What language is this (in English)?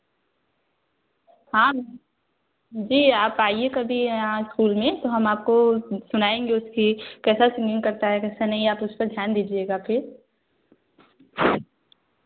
Hindi